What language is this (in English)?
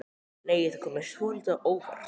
Icelandic